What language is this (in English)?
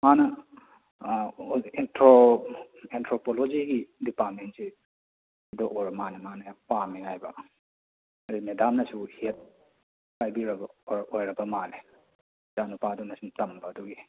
Manipuri